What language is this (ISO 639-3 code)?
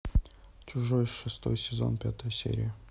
rus